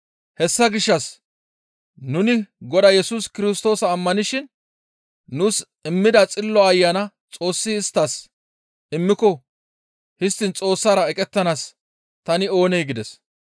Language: Gamo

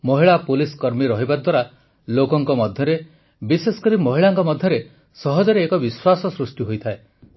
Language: Odia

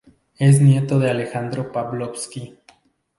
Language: Spanish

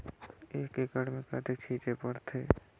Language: Chhattisgarhi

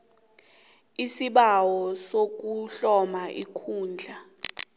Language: South Ndebele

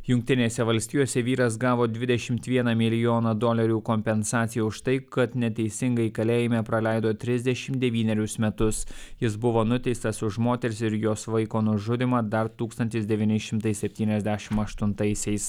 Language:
Lithuanian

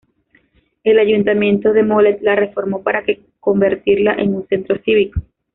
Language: Spanish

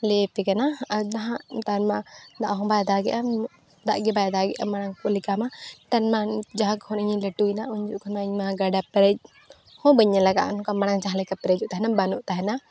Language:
Santali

